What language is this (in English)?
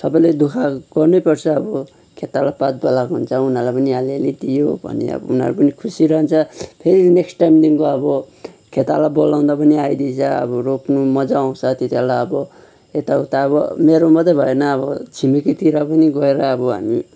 Nepali